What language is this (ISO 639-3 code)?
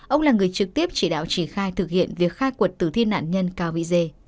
vie